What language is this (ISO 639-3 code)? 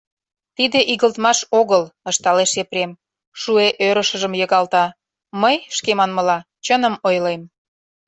chm